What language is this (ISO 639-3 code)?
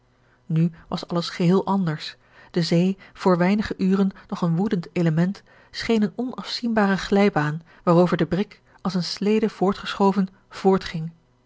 nld